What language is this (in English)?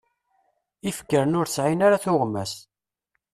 Kabyle